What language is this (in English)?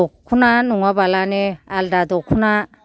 Bodo